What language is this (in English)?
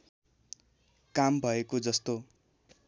Nepali